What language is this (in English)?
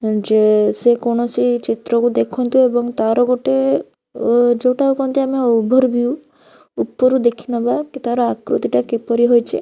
Odia